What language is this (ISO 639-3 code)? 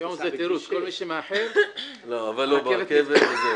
heb